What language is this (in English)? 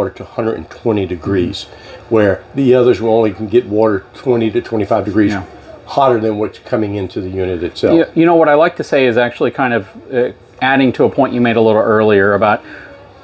English